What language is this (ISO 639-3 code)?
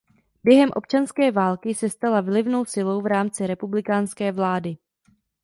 ces